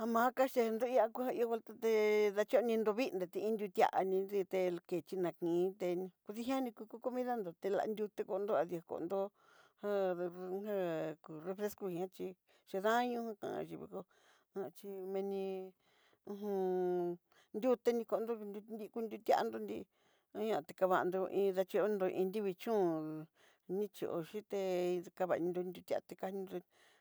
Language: Southeastern Nochixtlán Mixtec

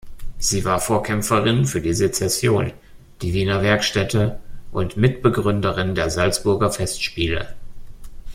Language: German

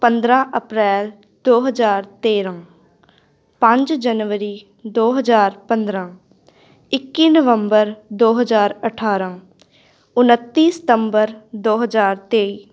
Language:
Punjabi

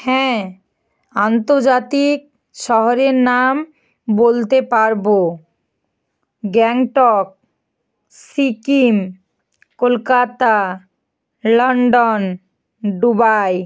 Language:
Bangla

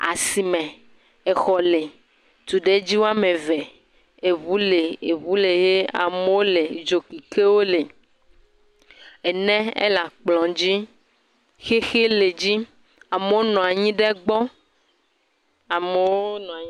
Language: Ewe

